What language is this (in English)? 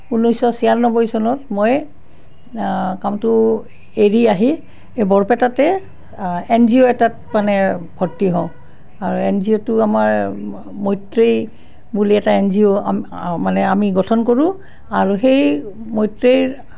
Assamese